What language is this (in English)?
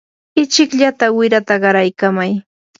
Yanahuanca Pasco Quechua